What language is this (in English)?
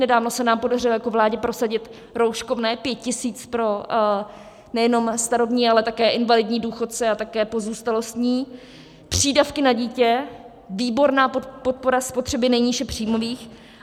Czech